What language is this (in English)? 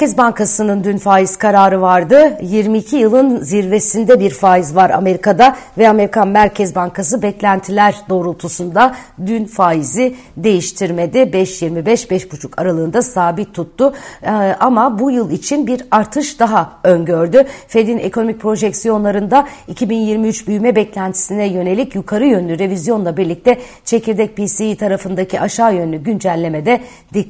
Turkish